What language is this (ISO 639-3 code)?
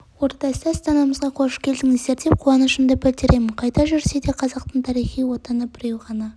kaz